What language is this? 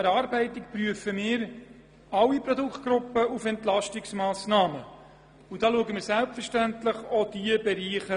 Swiss German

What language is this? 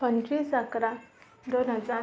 Marathi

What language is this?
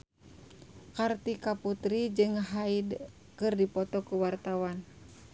Sundanese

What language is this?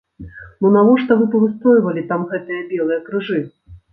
Belarusian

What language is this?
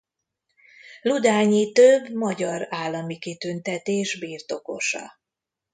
Hungarian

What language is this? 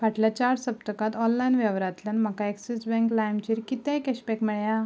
Konkani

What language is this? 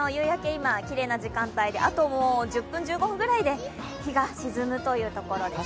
Japanese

